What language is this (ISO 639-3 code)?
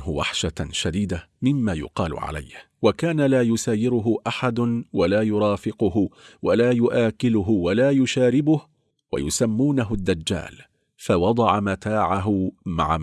ara